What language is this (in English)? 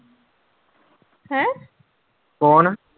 Punjabi